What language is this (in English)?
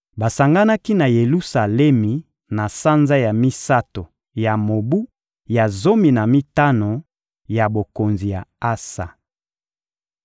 Lingala